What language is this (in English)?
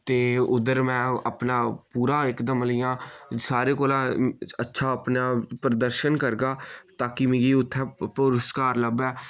Dogri